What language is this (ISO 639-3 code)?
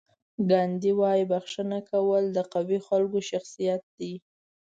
pus